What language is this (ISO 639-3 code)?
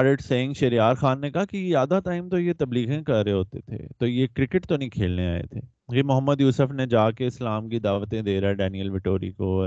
urd